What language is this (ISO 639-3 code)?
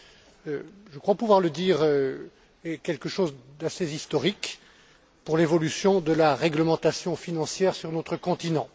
fra